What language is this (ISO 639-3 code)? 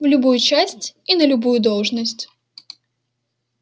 rus